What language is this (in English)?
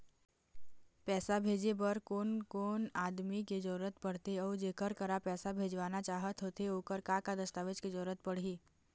Chhattisgarhi